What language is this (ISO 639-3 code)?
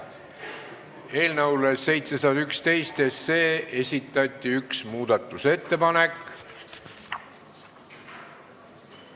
est